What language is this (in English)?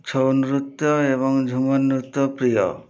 Odia